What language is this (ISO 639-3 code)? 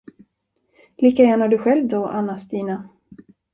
swe